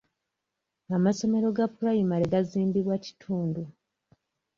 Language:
Ganda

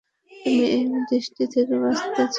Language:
Bangla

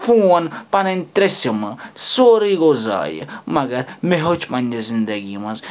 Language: Kashmiri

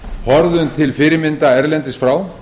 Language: Icelandic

